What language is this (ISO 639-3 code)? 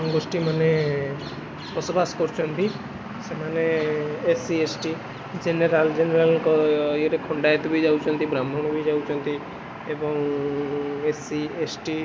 ori